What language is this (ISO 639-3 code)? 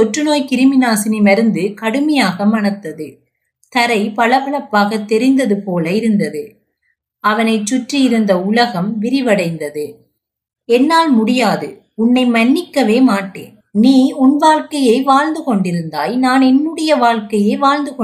tam